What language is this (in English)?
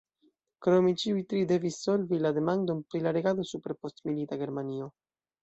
Esperanto